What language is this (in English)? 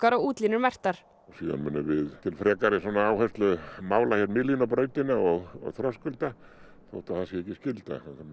Icelandic